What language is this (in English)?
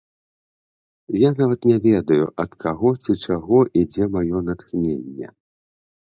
Belarusian